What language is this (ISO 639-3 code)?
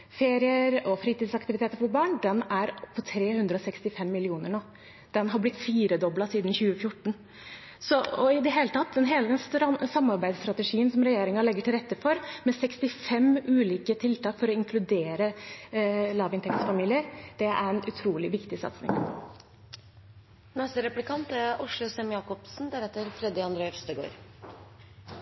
nob